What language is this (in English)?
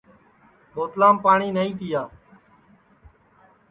Sansi